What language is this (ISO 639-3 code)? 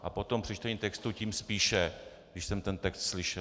ces